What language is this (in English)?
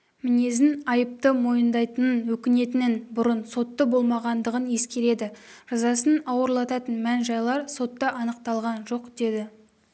Kazakh